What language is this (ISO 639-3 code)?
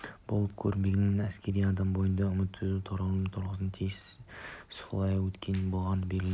kaz